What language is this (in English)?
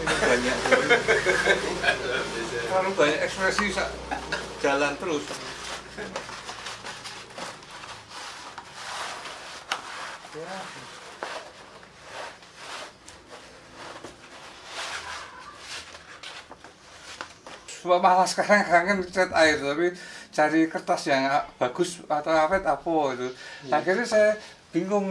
Indonesian